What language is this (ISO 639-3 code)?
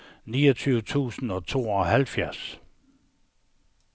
dan